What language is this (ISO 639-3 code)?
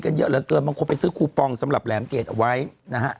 tha